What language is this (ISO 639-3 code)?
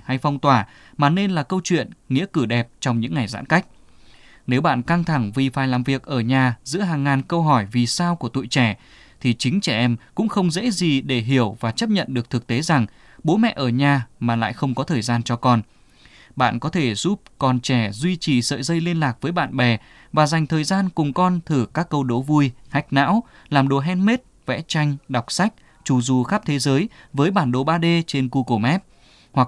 vie